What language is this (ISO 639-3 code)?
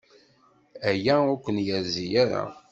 kab